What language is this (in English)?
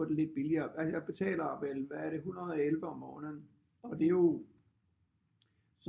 Danish